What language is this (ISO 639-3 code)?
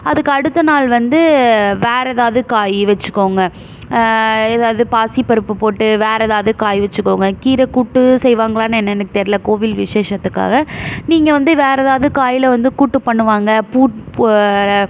tam